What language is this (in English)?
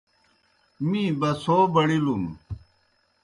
Kohistani Shina